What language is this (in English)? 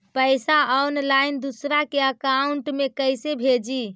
Magahi